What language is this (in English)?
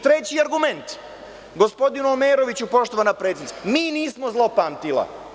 Serbian